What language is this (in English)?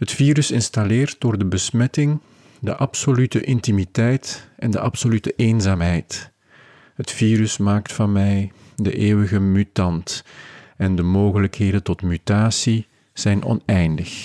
Dutch